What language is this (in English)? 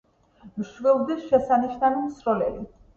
Georgian